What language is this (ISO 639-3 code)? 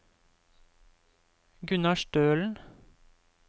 nor